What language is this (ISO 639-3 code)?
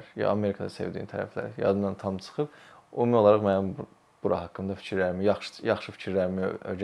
tur